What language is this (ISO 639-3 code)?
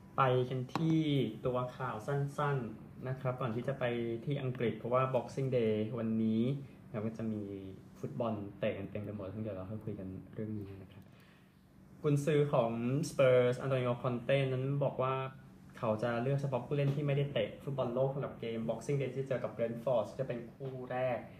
tha